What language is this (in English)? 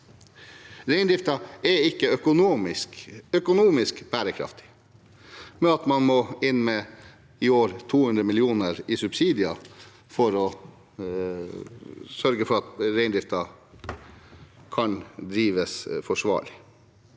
Norwegian